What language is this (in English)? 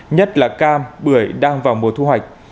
Vietnamese